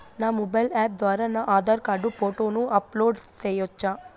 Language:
Telugu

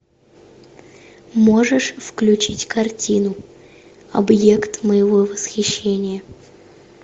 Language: Russian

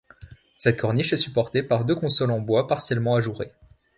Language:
French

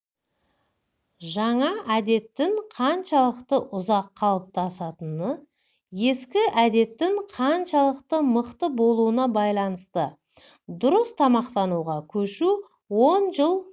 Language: Kazakh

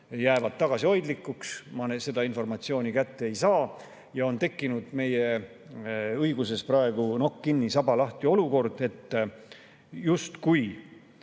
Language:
Estonian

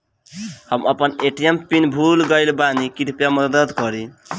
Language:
Bhojpuri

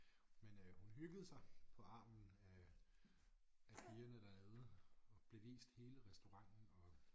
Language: Danish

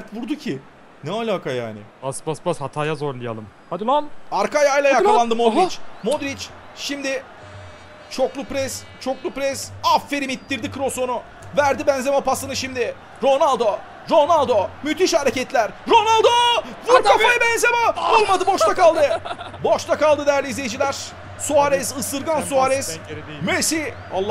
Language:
Turkish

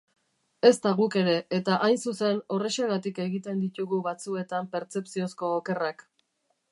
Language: Basque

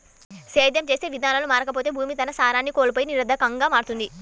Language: Telugu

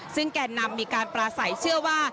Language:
Thai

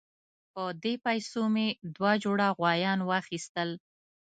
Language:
Pashto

